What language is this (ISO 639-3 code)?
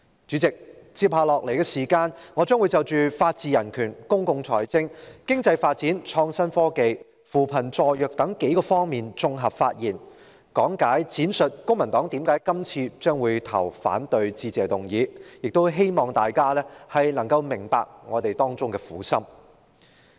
yue